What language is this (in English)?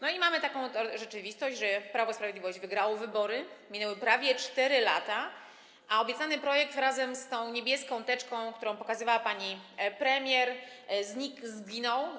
Polish